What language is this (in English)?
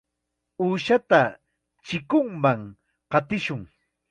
Chiquián Ancash Quechua